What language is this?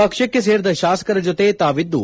Kannada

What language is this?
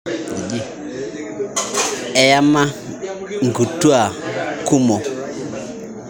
Masai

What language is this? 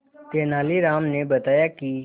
Hindi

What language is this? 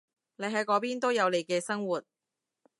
Cantonese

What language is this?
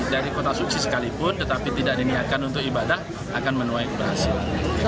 Indonesian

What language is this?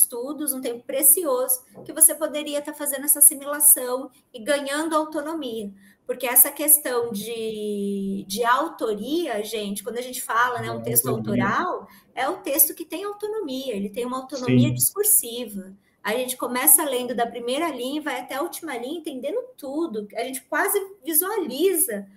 Portuguese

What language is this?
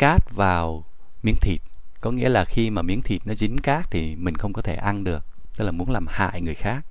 Vietnamese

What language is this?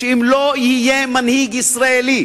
Hebrew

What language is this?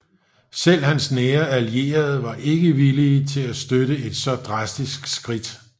Danish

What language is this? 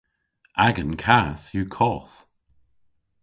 Cornish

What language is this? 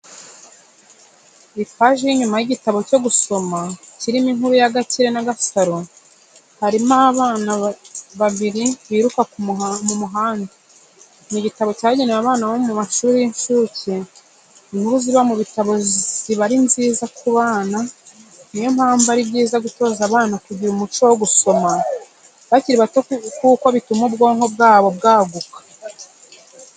Kinyarwanda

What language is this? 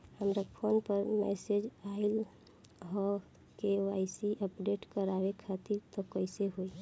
Bhojpuri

